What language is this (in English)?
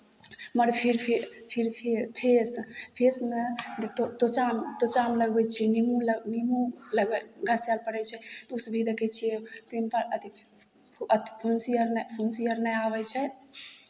Maithili